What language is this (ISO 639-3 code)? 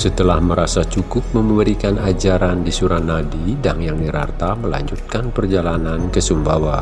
ind